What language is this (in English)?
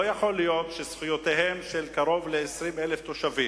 Hebrew